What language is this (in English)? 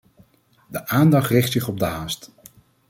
Dutch